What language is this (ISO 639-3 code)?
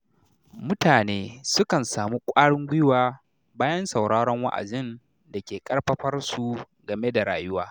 hau